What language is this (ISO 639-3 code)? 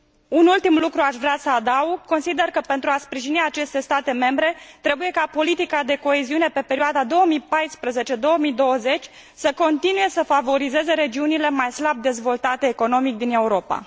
ron